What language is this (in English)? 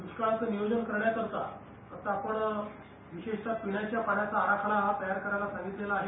Marathi